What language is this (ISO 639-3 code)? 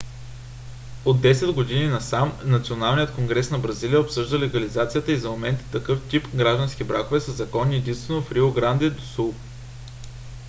bul